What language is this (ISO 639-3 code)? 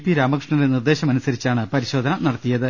mal